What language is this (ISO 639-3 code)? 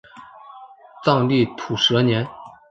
zho